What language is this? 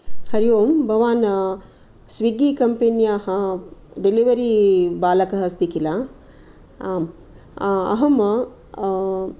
Sanskrit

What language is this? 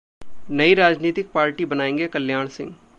Hindi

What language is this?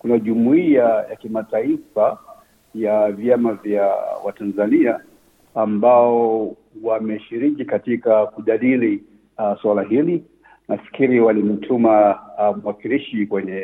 Swahili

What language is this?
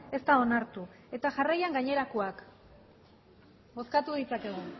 Basque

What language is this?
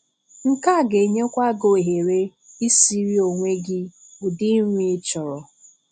Igbo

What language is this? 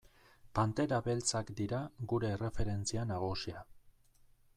Basque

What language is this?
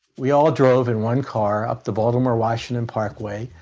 English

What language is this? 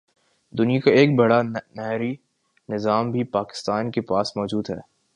Urdu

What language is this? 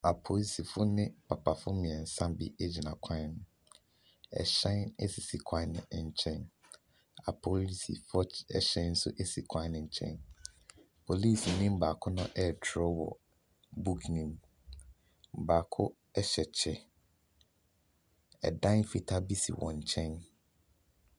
Akan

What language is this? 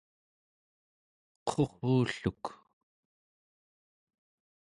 Central Yupik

